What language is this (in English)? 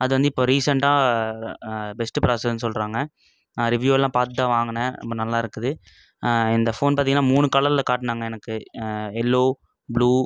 Tamil